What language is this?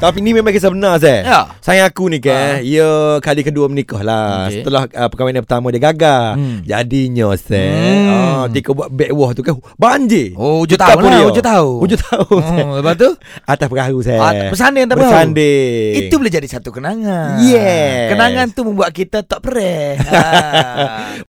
Malay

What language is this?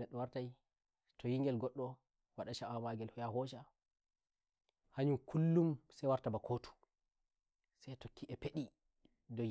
Nigerian Fulfulde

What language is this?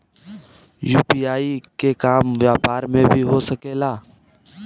Bhojpuri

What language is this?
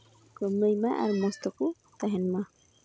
Santali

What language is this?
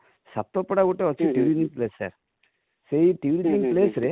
Odia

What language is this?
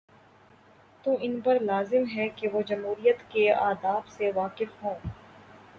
Urdu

